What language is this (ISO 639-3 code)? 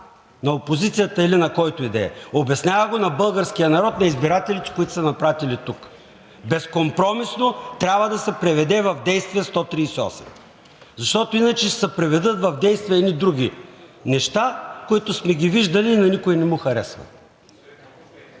bul